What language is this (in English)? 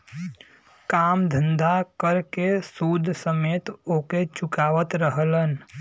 Bhojpuri